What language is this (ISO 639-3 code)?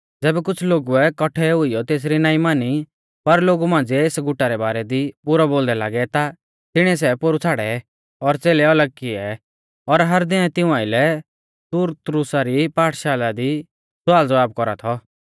bfz